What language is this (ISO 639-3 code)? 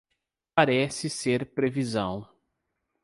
por